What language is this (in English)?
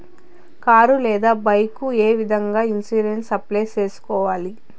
Telugu